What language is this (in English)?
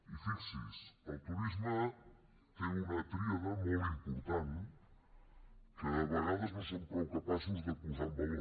Catalan